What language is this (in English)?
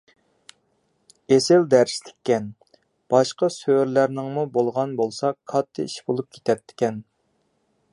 Uyghur